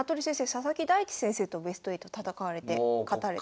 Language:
Japanese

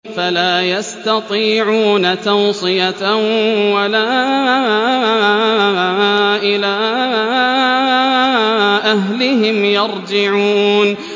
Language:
Arabic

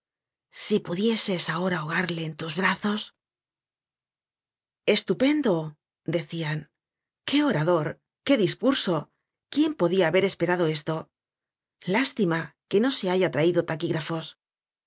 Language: Spanish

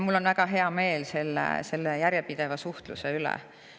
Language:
Estonian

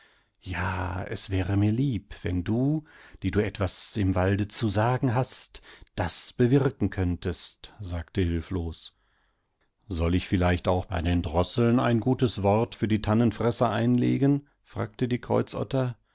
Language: German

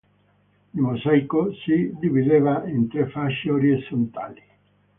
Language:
Italian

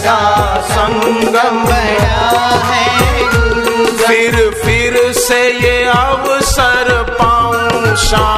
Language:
Hindi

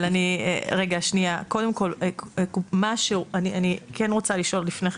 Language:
Hebrew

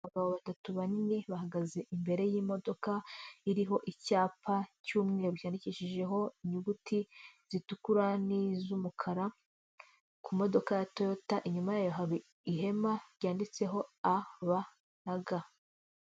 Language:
Kinyarwanda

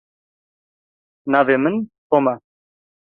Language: Kurdish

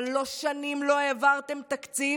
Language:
Hebrew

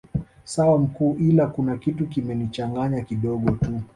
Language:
Swahili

